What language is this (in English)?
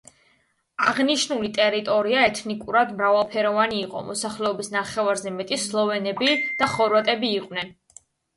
Georgian